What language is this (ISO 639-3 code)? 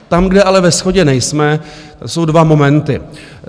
ces